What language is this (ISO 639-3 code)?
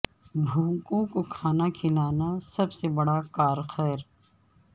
urd